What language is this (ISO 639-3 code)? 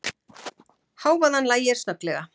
isl